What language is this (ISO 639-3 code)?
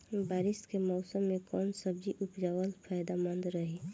bho